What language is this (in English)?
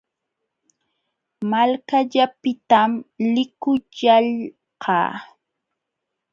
Jauja Wanca Quechua